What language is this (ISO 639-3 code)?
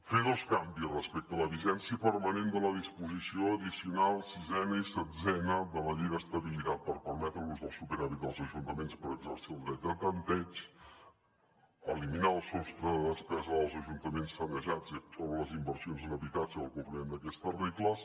cat